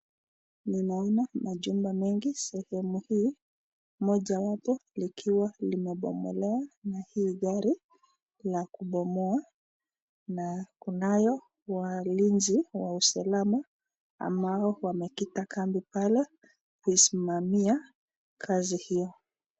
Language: Swahili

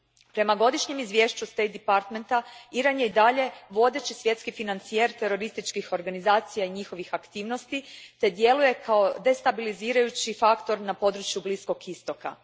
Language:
Croatian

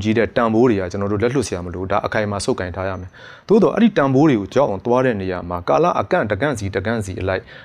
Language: Korean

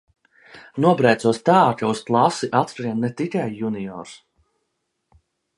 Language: Latvian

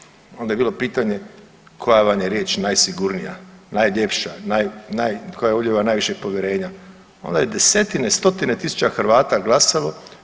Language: Croatian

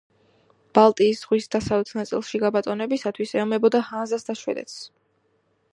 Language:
Georgian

